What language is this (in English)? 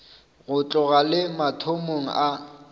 Northern Sotho